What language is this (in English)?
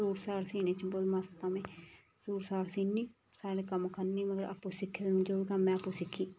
Dogri